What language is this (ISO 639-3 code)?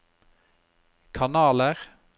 nor